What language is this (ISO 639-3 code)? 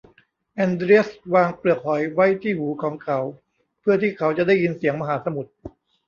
tha